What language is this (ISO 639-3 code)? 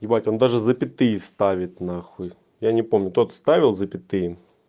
rus